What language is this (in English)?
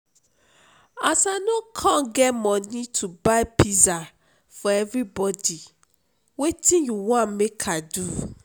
Nigerian Pidgin